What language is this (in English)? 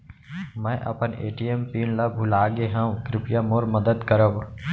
Chhattisgarhi